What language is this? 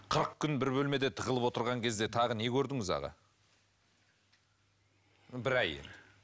Kazakh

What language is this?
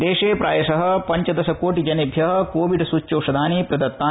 Sanskrit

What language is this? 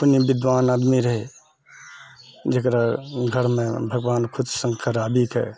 Maithili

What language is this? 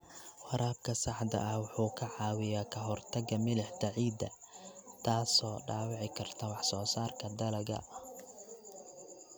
Somali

